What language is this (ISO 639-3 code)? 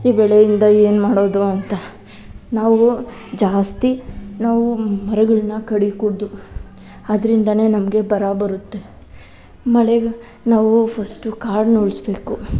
kan